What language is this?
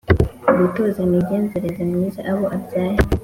Kinyarwanda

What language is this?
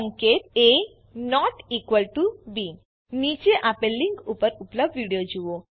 Gujarati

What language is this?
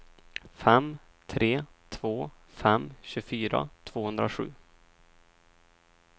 Swedish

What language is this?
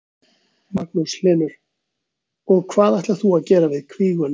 Icelandic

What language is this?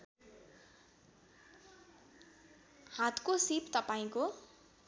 Nepali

